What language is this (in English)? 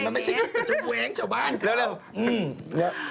Thai